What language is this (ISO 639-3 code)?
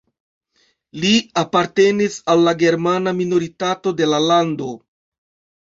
epo